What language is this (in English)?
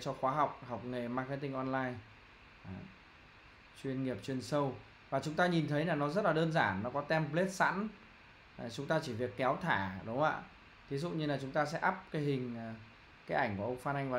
Vietnamese